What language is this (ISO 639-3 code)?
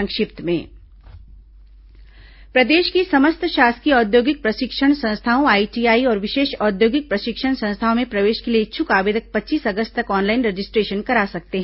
hin